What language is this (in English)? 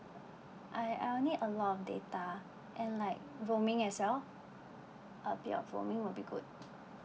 English